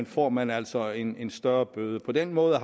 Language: Danish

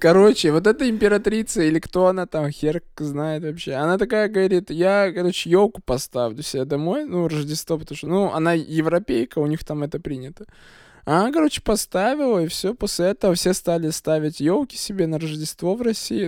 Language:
Russian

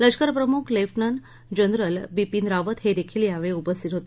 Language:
Marathi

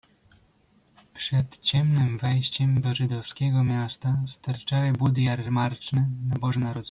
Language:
Polish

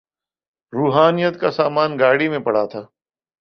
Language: Urdu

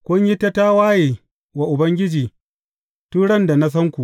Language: Hausa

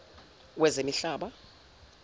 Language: Zulu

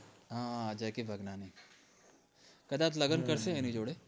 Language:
Gujarati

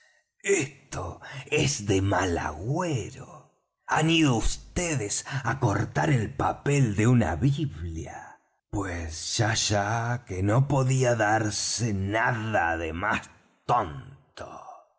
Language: Spanish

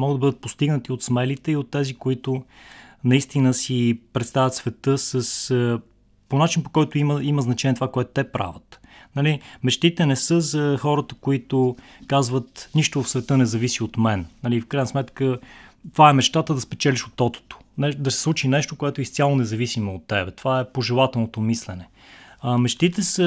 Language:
Bulgarian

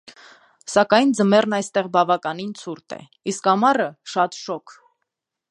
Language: Armenian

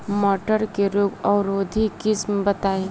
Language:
Bhojpuri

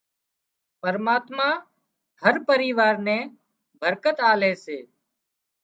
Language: Wadiyara Koli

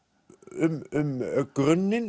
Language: Icelandic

